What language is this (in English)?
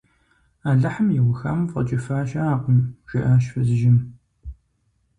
Kabardian